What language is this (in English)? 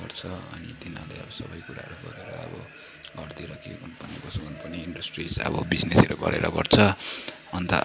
Nepali